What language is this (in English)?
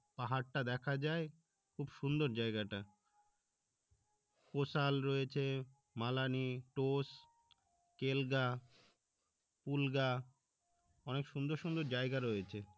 Bangla